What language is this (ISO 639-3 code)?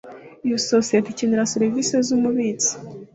kin